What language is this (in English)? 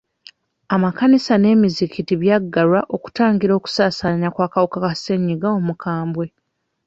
Ganda